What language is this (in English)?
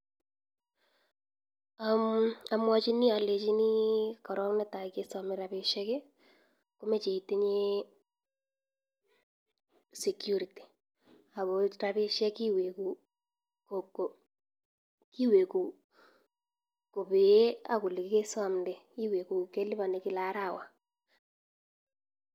Kalenjin